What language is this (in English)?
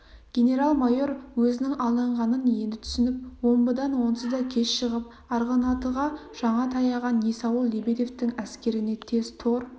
Kazakh